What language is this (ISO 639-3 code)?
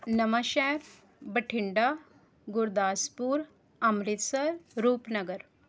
pan